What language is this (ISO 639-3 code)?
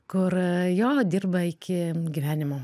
lit